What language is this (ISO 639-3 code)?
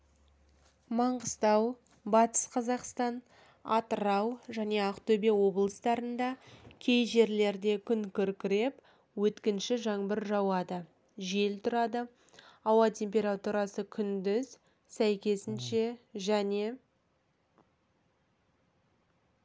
kaz